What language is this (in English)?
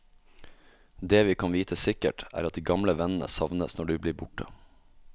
Norwegian